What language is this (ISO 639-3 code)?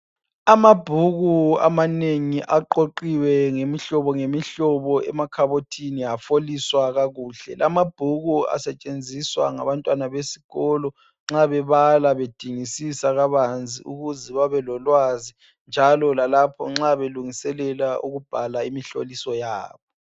nde